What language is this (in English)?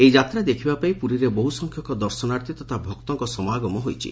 Odia